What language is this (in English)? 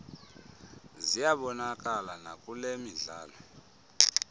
Xhosa